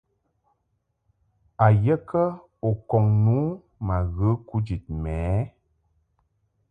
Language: Mungaka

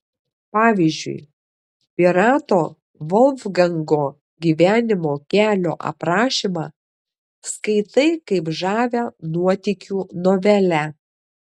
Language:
Lithuanian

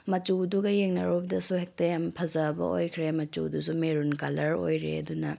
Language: Manipuri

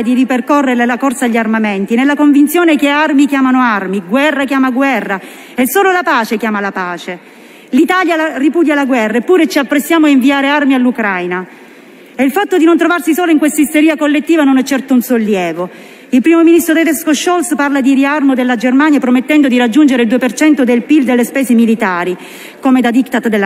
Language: Italian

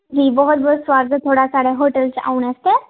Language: Dogri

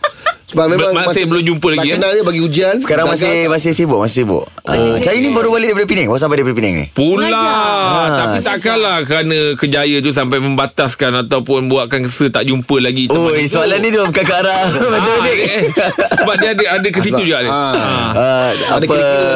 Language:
Malay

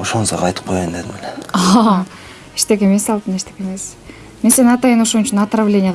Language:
Korean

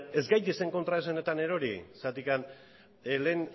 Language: Basque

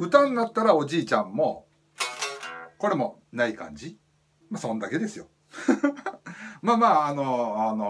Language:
Japanese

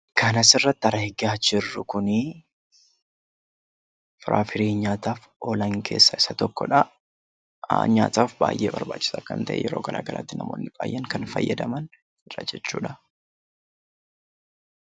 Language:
Oromo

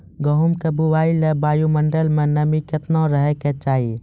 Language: Maithili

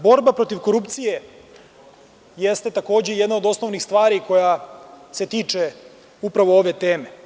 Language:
Serbian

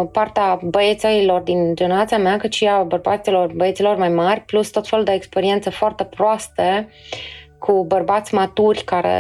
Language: Romanian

